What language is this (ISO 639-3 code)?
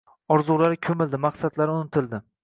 uzb